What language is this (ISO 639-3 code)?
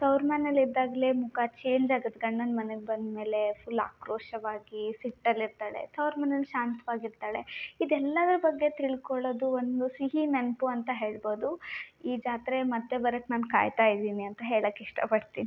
kan